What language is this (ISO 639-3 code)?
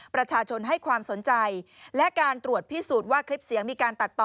tha